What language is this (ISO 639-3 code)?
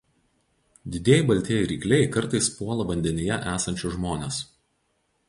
lit